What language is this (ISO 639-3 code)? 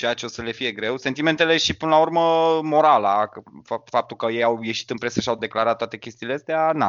ron